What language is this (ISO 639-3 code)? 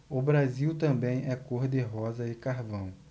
por